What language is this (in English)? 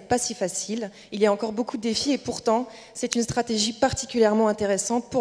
French